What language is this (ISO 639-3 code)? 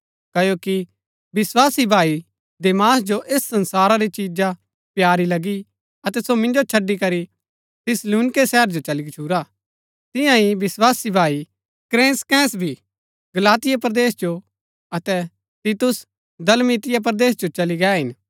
gbk